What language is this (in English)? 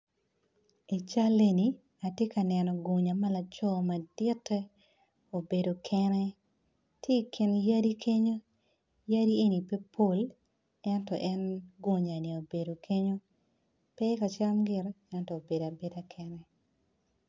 Acoli